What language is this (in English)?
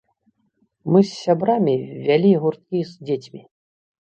Belarusian